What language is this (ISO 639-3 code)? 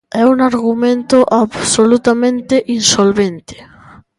glg